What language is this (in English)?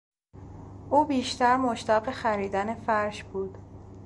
Persian